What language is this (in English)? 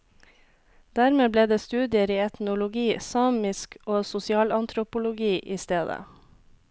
Norwegian